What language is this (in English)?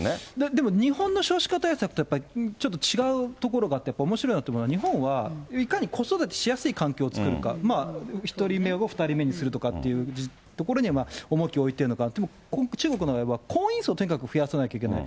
Japanese